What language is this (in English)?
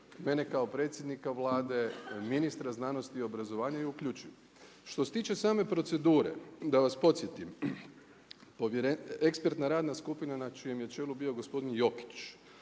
Croatian